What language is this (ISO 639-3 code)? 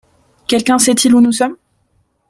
fra